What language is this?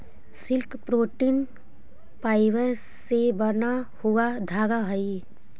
Magahi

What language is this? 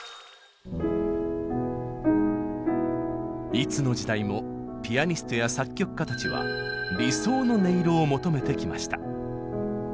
Japanese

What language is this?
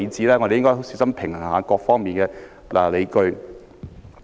Cantonese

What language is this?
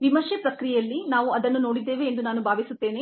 Kannada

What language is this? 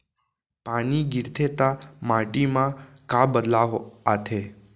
Chhattisgarhi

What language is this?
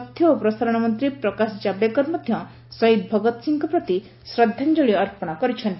Odia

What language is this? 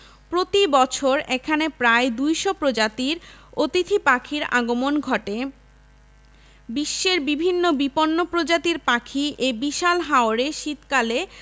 Bangla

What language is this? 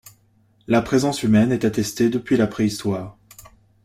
French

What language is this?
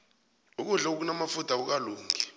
South Ndebele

